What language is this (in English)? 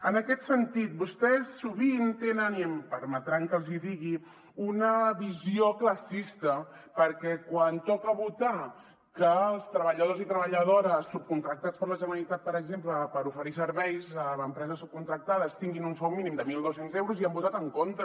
Catalan